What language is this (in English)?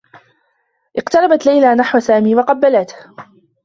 Arabic